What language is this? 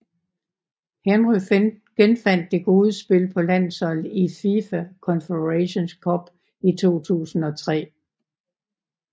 Danish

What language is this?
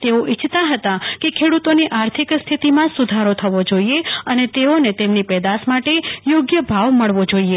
Gujarati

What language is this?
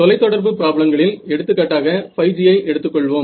Tamil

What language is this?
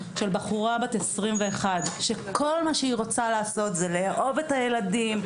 Hebrew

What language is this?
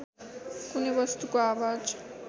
Nepali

